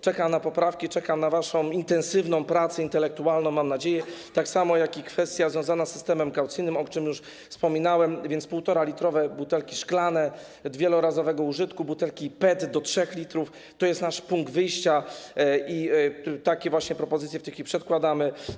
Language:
Polish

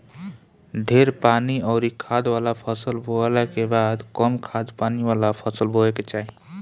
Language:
Bhojpuri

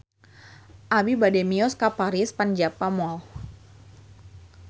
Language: Sundanese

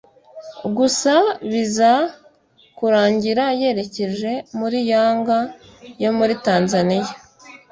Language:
Kinyarwanda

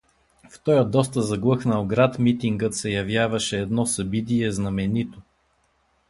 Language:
Bulgarian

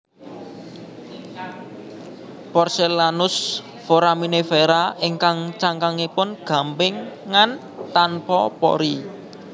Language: Javanese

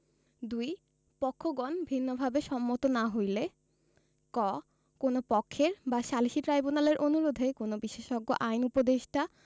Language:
Bangla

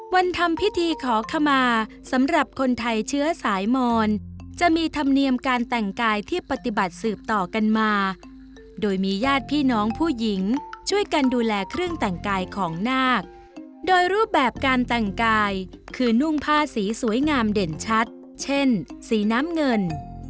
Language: Thai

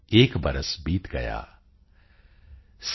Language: Punjabi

